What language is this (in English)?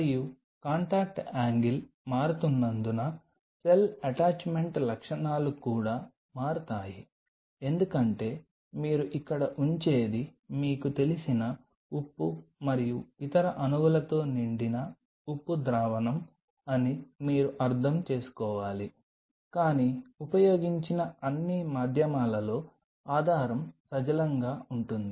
Telugu